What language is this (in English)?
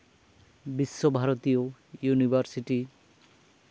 Santali